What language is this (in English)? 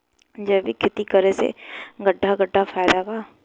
Bhojpuri